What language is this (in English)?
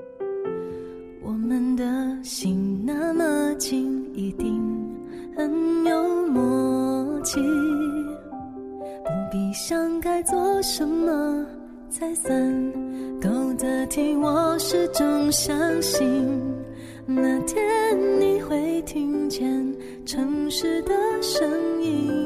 Chinese